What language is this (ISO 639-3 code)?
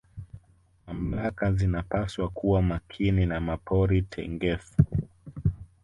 swa